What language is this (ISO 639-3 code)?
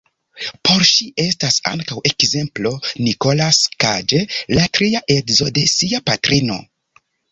epo